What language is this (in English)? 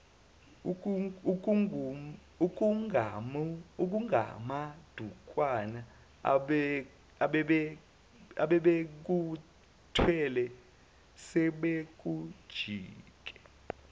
Zulu